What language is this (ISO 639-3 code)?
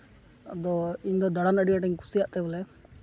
sat